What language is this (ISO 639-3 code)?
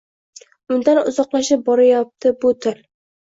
uzb